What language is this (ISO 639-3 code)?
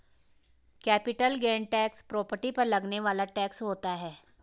hin